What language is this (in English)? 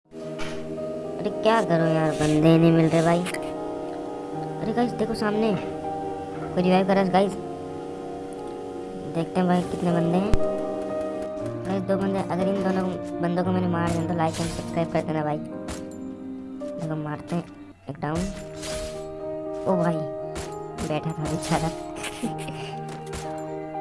Hindi